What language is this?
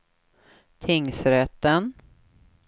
Swedish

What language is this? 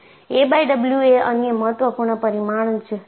Gujarati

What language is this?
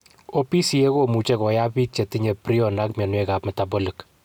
Kalenjin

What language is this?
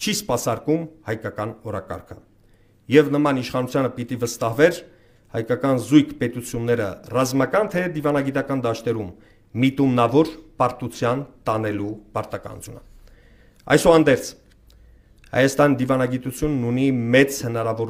Romanian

